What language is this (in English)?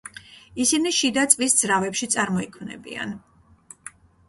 Georgian